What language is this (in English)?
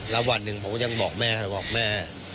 Thai